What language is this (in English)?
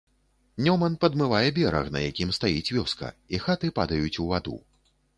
Belarusian